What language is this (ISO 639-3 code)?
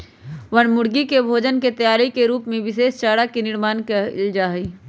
mag